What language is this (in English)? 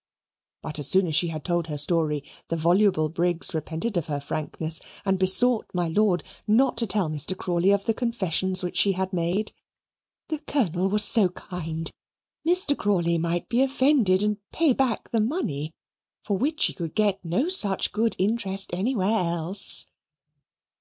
English